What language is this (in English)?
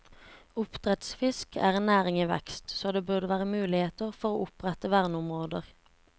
Norwegian